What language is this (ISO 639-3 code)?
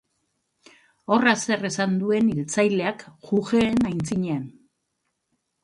eus